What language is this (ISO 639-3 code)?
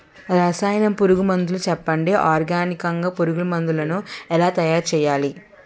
tel